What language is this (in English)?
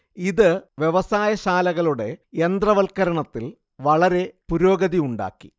Malayalam